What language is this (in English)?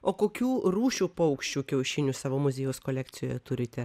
Lithuanian